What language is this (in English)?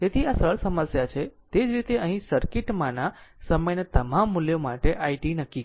Gujarati